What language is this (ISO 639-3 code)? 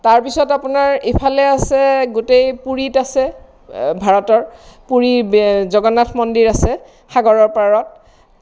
asm